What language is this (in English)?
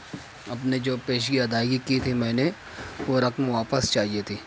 Urdu